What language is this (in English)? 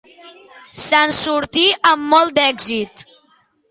Catalan